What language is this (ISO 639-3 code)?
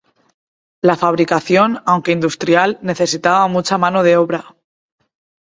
spa